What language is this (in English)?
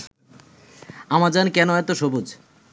Bangla